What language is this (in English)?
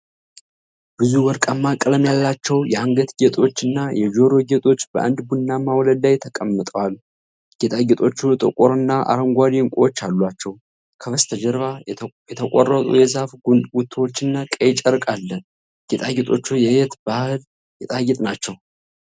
Amharic